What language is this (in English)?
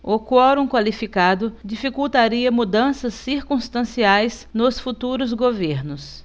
Portuguese